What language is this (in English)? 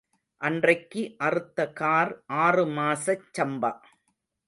Tamil